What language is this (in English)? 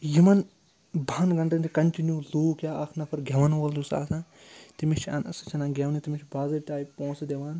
Kashmiri